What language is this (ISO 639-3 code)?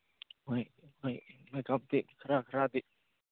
mni